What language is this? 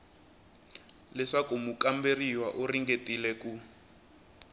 Tsonga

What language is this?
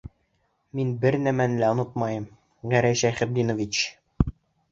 Bashkir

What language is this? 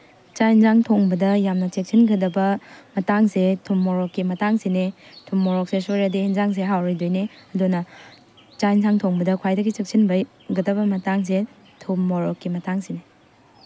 Manipuri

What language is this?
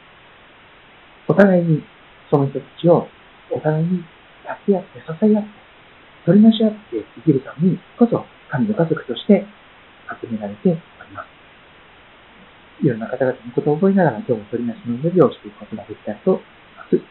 Japanese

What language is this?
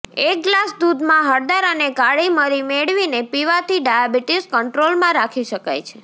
Gujarati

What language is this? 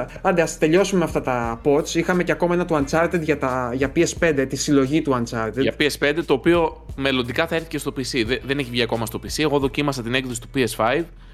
Greek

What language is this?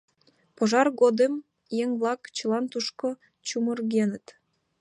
Mari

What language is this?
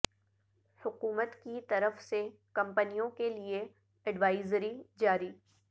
Urdu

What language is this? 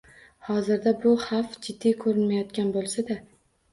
Uzbek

